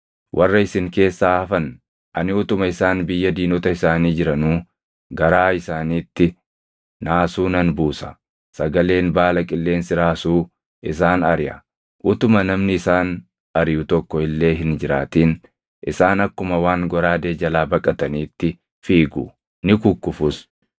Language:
Oromo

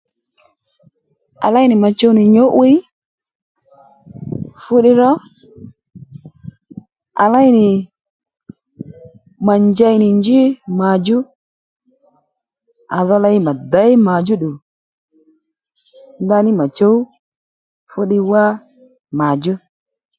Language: Lendu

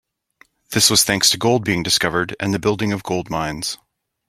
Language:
English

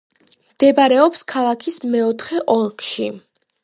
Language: Georgian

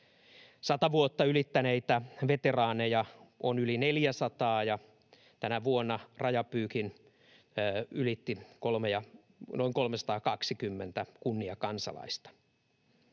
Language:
Finnish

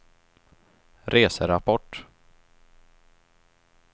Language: Swedish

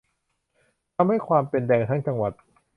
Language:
Thai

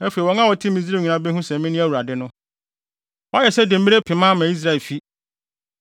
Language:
Akan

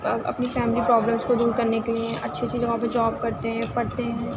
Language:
Urdu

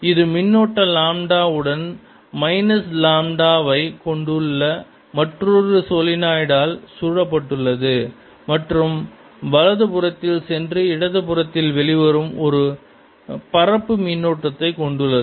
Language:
Tamil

